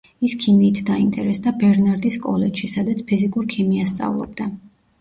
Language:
Georgian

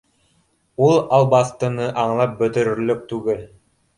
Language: Bashkir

